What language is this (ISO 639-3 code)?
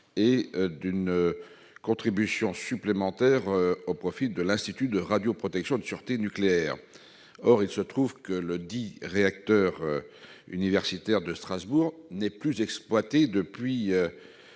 fra